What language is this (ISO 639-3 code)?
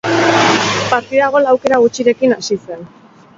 eus